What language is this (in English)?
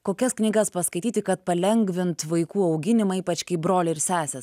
Lithuanian